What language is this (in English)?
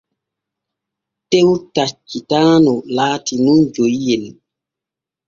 Borgu Fulfulde